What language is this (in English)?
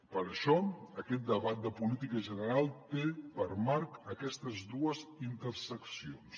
Catalan